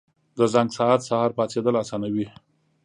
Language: Pashto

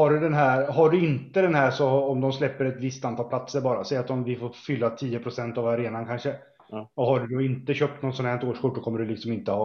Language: Swedish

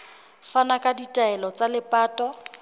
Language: Southern Sotho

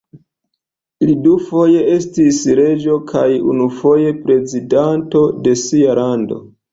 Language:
Esperanto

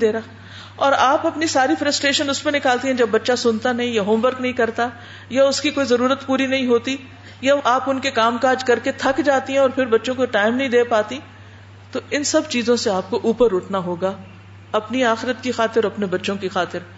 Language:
Urdu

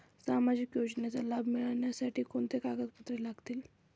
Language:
Marathi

